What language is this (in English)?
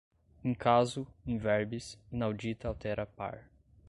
Portuguese